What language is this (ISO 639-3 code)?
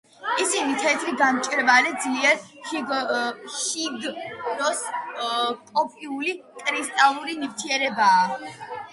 kat